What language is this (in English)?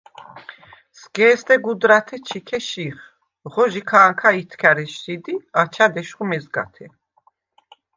Svan